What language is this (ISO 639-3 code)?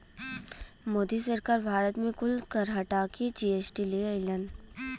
bho